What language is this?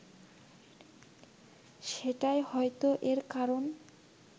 Bangla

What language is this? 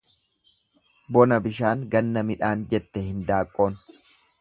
Oromo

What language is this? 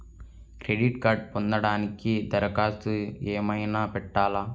Telugu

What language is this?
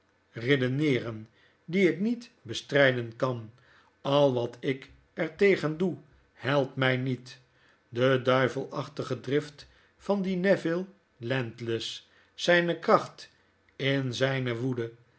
Dutch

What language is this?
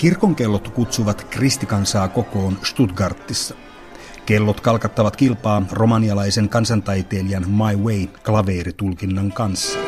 Finnish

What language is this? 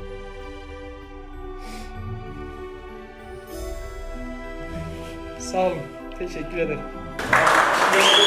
Turkish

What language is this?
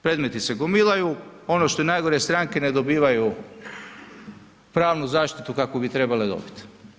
Croatian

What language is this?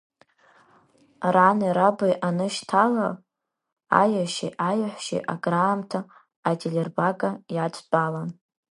Abkhazian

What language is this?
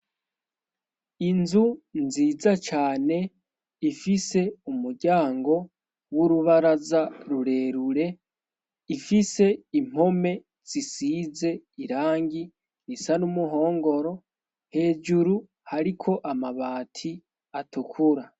Rundi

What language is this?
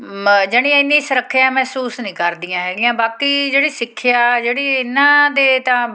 Punjabi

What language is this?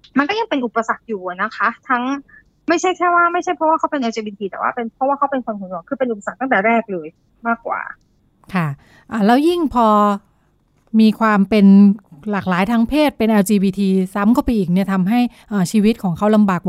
Thai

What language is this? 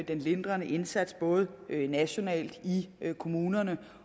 Danish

